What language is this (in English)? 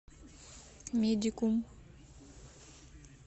Russian